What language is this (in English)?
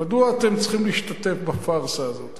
Hebrew